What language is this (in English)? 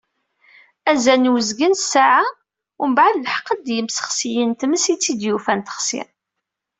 Kabyle